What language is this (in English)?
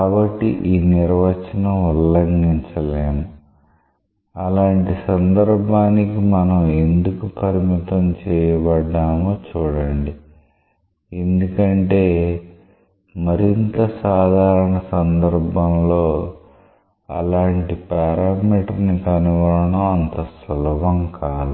Telugu